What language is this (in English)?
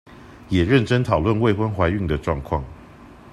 Chinese